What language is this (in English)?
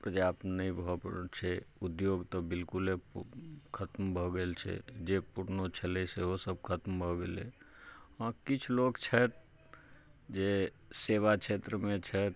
Maithili